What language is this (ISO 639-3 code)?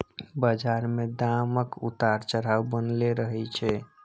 mai